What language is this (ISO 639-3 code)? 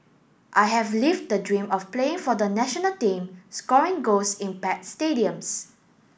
eng